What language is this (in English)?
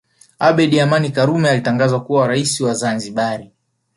Swahili